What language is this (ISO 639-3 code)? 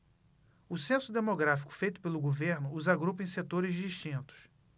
por